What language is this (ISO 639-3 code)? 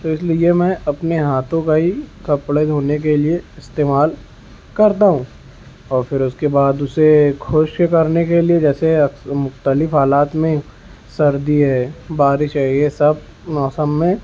urd